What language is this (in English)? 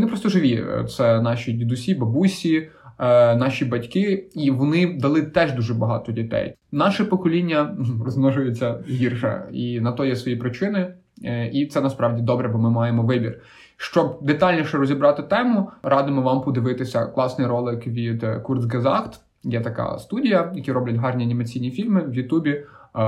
Ukrainian